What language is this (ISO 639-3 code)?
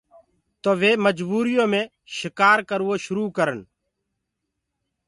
ggg